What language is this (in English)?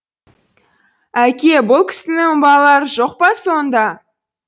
Kazakh